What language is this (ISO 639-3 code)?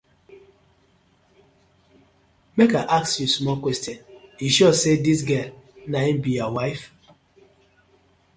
pcm